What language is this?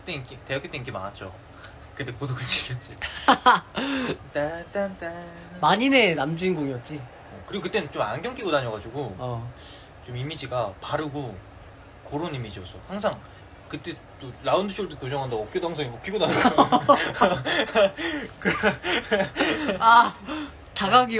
Korean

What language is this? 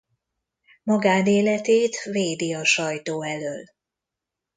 Hungarian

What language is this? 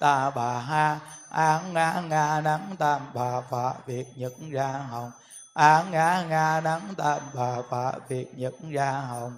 Vietnamese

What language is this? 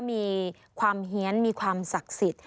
Thai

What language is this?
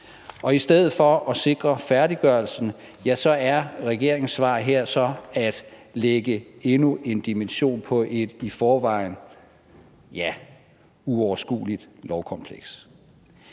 Danish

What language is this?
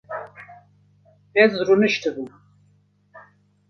Kurdish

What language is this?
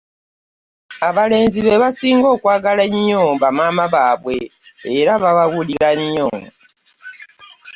Ganda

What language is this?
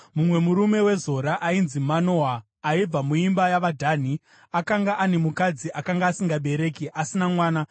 Shona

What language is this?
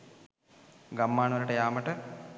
Sinhala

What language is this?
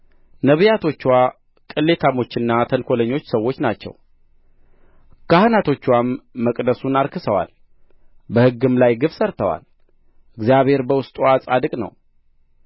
Amharic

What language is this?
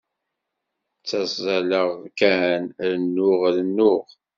Kabyle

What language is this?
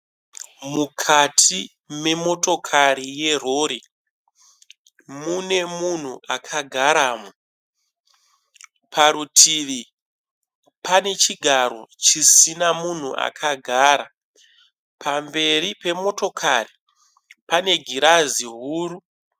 Shona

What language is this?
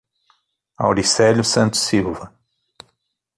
Portuguese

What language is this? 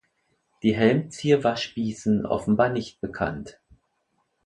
German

